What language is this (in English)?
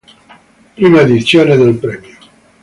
Italian